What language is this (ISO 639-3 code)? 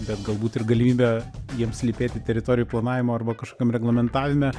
lit